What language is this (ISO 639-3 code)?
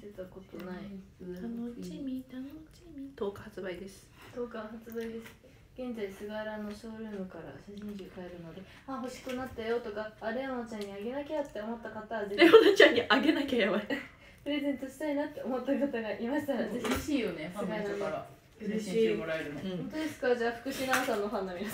jpn